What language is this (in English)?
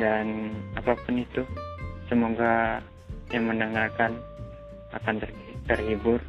Indonesian